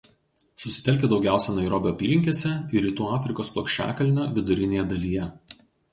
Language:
Lithuanian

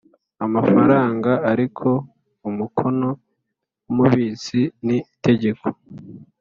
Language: Kinyarwanda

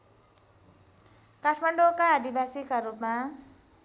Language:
Nepali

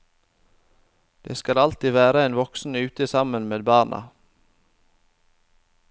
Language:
Norwegian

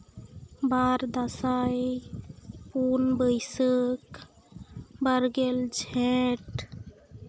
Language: Santali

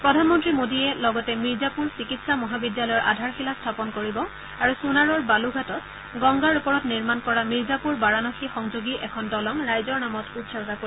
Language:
Assamese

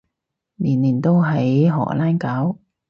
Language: Cantonese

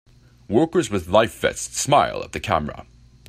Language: English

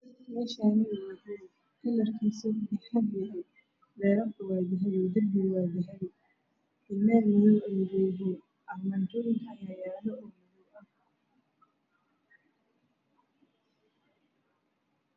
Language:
Somali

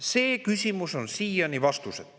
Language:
Estonian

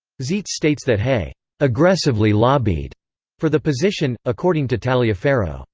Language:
English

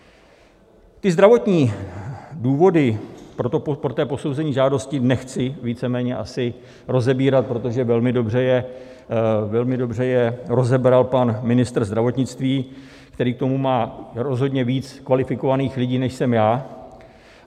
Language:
Czech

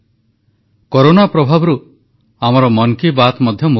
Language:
Odia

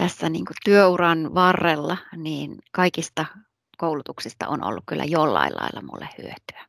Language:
Finnish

